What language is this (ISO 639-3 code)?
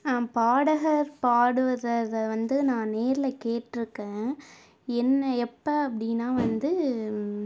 tam